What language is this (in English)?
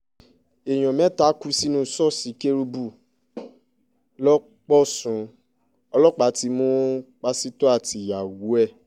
Yoruba